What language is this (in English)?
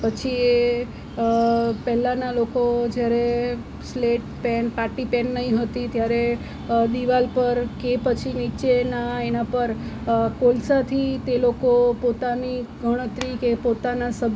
Gujarati